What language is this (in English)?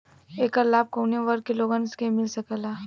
Bhojpuri